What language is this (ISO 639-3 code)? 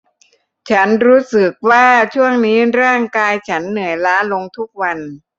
tha